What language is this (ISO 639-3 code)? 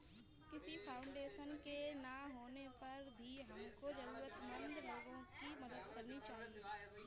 hin